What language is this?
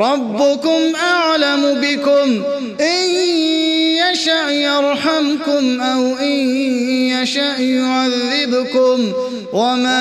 Arabic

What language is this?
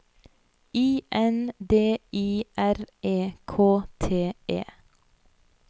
Norwegian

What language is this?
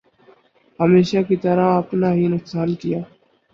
Urdu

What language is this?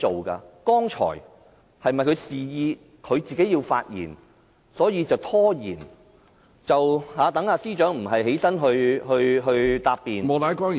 Cantonese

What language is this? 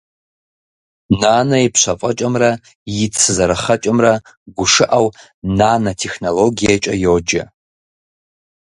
Kabardian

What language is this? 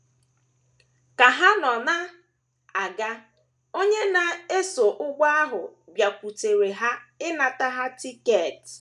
Igbo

